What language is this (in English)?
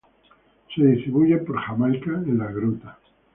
Spanish